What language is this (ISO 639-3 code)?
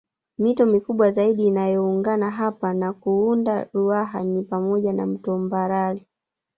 swa